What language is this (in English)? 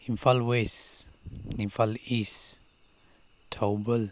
Manipuri